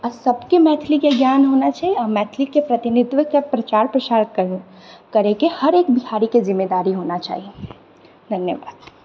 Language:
Maithili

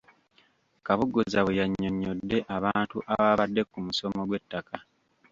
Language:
Ganda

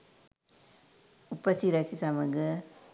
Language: Sinhala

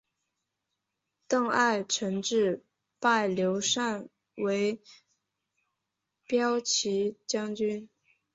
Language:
Chinese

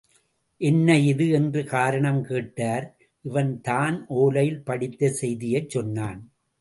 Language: Tamil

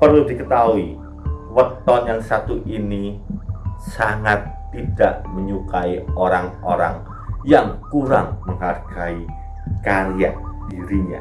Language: Indonesian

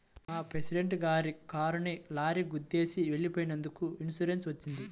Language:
Telugu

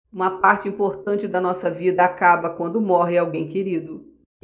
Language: Portuguese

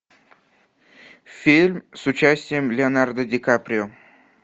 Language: Russian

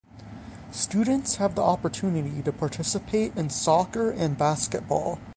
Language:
English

